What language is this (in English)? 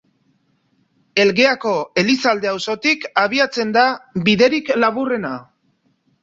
Basque